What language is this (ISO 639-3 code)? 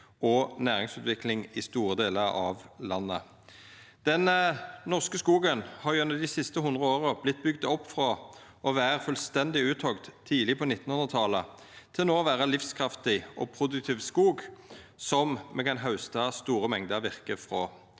nor